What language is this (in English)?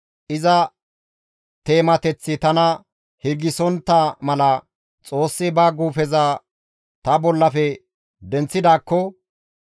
Gamo